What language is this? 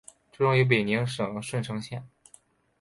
Chinese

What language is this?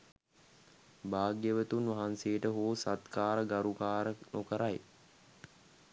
Sinhala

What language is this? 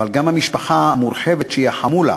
Hebrew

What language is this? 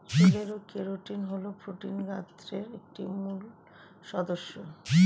Bangla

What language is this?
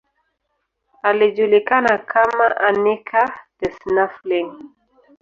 Swahili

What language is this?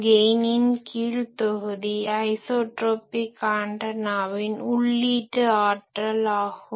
Tamil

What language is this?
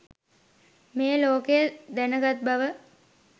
Sinhala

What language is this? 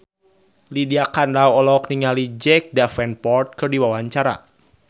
Sundanese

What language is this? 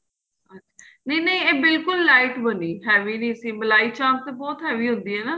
Punjabi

